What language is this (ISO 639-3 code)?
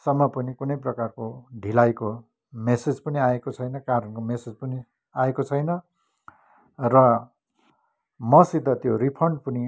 nep